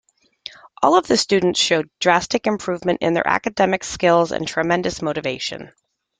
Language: English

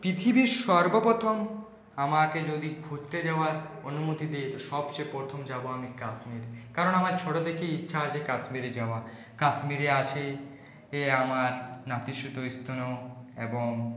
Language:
Bangla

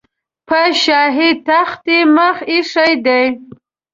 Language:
Pashto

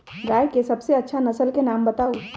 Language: Magahi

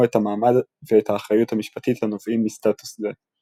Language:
Hebrew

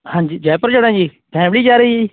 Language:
Punjabi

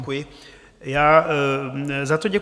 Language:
Czech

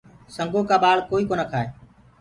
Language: Gurgula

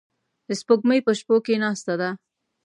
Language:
Pashto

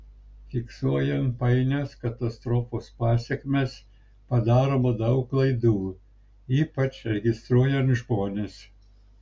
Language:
Lithuanian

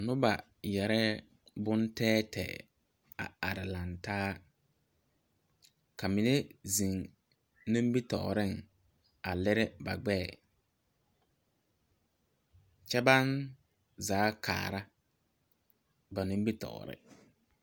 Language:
Southern Dagaare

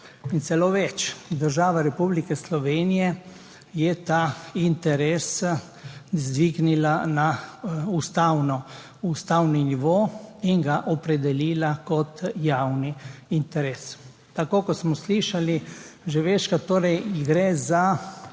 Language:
Slovenian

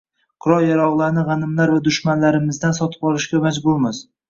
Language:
Uzbek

